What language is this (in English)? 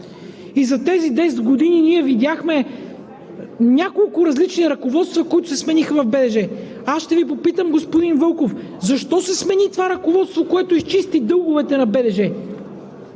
Bulgarian